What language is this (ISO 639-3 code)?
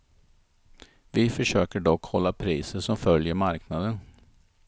swe